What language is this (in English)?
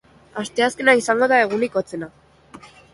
Basque